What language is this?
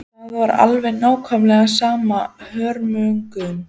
Icelandic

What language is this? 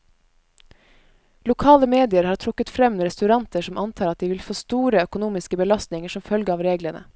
Norwegian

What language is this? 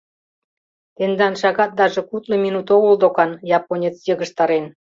Mari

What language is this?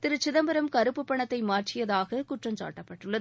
Tamil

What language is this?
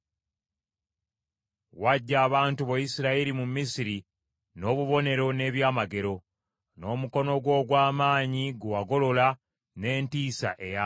Ganda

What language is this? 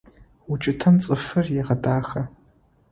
Adyghe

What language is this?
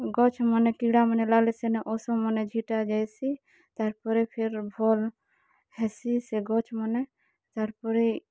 Odia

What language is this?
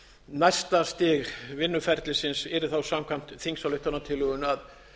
Icelandic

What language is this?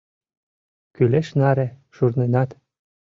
Mari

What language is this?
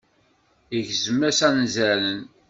Kabyle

